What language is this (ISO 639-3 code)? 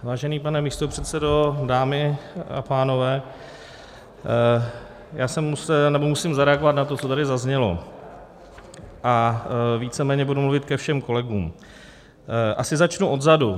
ces